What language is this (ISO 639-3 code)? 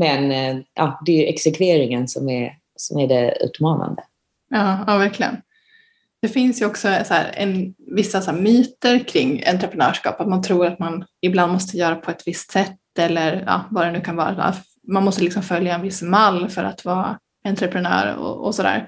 swe